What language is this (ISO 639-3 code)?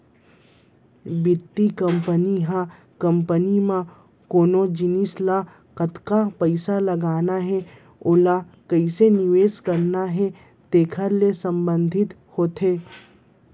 hne